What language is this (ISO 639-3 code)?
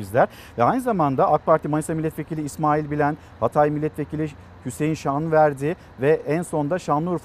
tur